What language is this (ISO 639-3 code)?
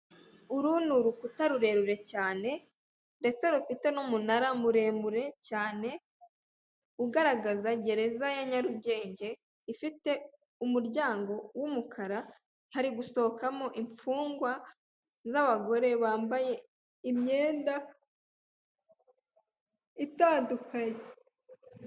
kin